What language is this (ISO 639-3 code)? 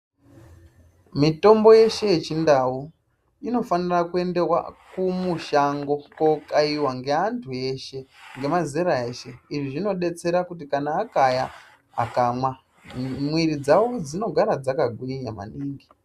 ndc